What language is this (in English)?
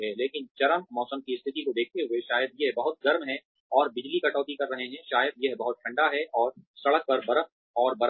Hindi